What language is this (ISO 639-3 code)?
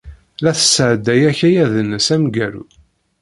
kab